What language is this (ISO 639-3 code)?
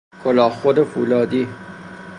fas